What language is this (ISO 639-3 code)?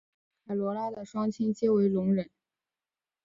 zho